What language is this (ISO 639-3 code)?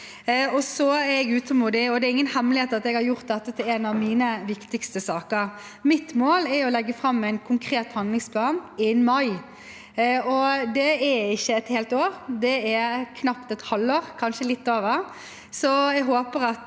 nor